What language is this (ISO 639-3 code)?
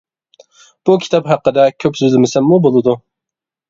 uig